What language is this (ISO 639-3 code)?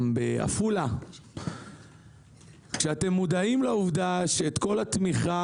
heb